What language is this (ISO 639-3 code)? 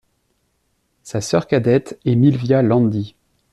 fra